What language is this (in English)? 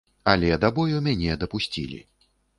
Belarusian